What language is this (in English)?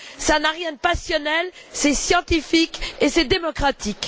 French